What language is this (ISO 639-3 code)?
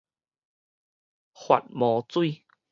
nan